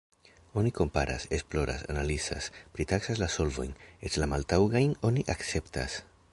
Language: Esperanto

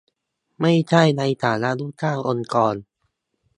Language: Thai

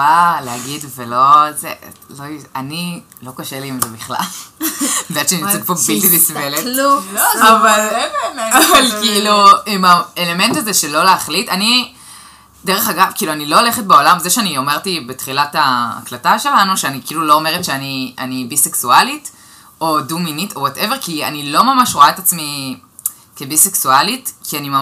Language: Hebrew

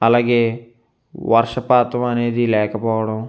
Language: Telugu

